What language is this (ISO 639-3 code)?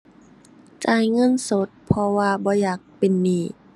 tha